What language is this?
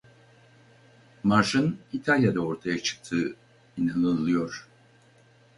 Turkish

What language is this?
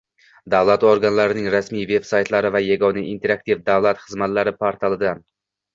Uzbek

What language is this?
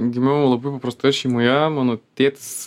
Lithuanian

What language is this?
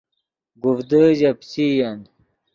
Yidgha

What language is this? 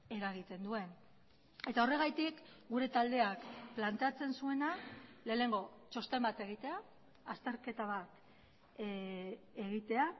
Basque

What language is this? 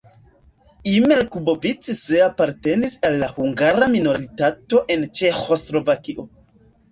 Esperanto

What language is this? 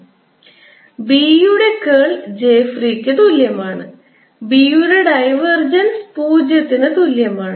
Malayalam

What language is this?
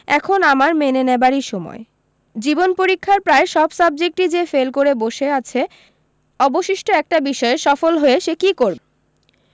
Bangla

